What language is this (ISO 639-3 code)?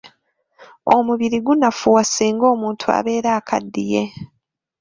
lug